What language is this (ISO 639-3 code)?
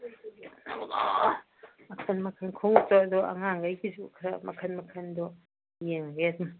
mni